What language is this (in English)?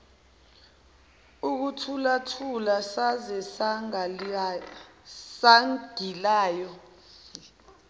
Zulu